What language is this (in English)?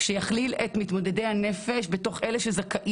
Hebrew